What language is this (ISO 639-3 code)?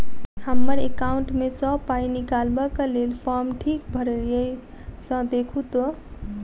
mai